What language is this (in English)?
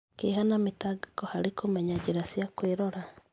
Kikuyu